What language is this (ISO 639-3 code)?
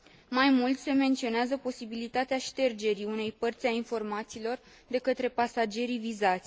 ron